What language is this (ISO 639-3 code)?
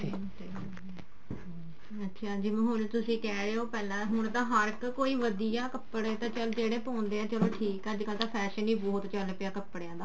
pan